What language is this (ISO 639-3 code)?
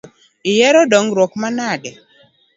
luo